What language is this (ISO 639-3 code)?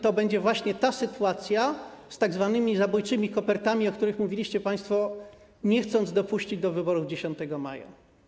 pol